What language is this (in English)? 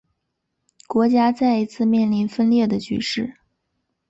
Chinese